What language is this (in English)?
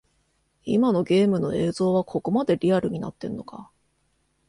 Japanese